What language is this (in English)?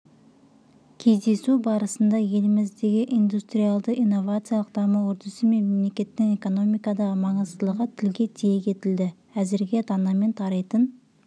Kazakh